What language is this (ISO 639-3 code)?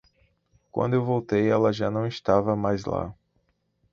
por